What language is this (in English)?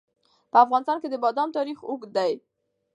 Pashto